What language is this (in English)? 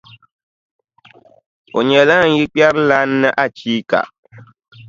Dagbani